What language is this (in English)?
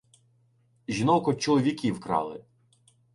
Ukrainian